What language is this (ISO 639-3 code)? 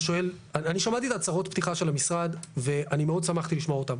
heb